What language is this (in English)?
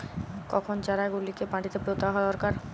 Bangla